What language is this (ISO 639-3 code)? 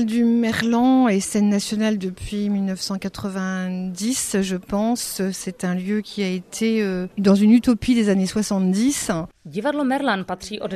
ces